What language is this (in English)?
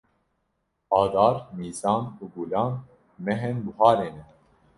Kurdish